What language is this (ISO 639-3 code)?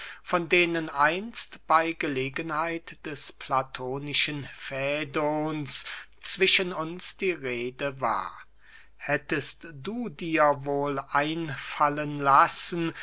deu